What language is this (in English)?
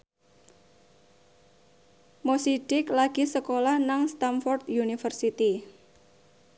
Javanese